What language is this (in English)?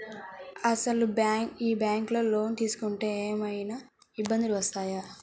Telugu